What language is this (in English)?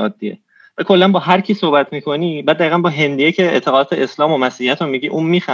Persian